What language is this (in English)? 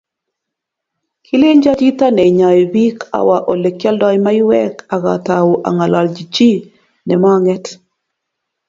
Kalenjin